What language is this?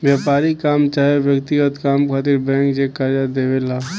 Bhojpuri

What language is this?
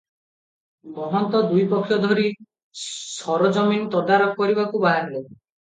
Odia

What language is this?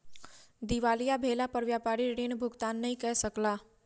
Maithili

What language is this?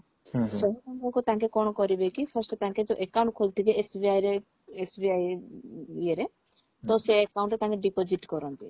Odia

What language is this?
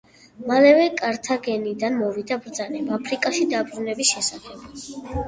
Georgian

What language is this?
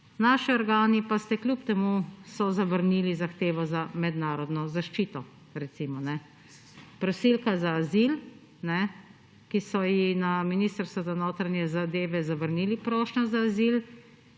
Slovenian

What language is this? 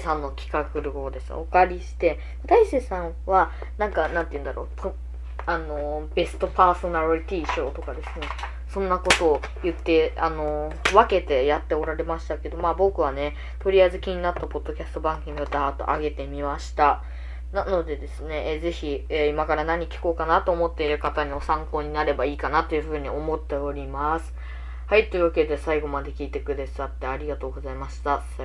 Japanese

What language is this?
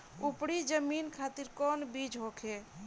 Bhojpuri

